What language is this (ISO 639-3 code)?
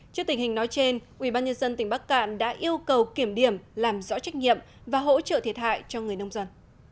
vie